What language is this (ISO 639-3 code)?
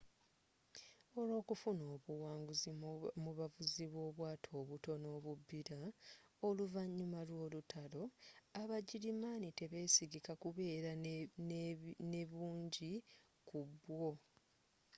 lug